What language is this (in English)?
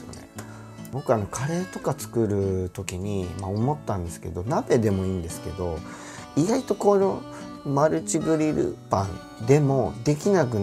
Japanese